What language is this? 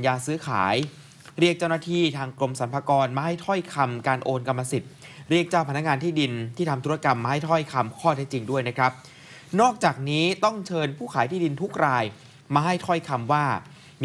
Thai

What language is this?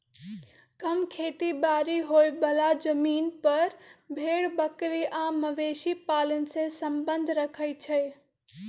Magahi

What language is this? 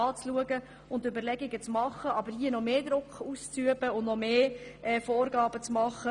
Swiss German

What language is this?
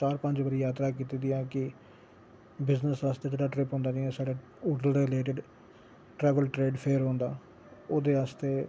Dogri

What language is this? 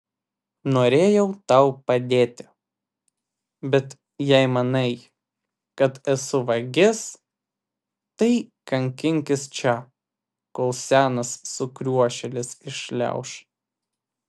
Lithuanian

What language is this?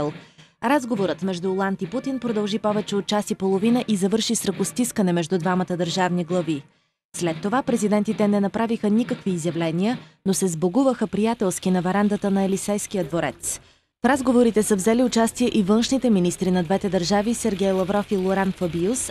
Bulgarian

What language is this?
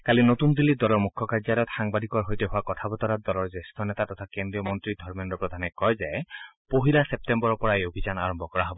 Assamese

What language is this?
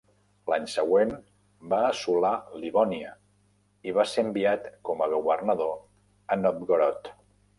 Catalan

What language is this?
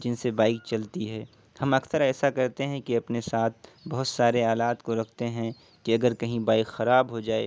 Urdu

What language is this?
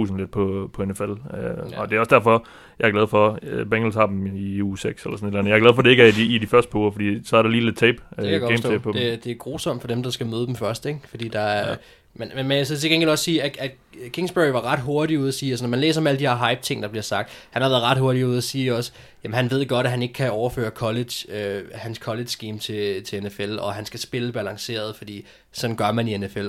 Danish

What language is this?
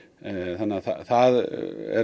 Icelandic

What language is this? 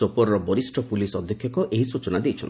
Odia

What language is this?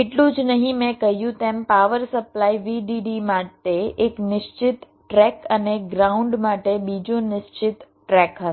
Gujarati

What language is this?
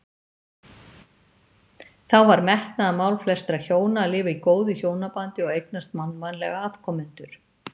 Icelandic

